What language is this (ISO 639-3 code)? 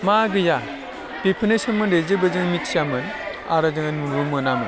brx